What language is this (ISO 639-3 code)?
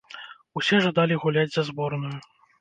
bel